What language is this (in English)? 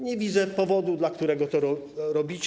Polish